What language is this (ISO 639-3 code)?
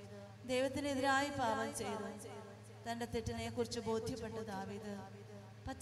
mal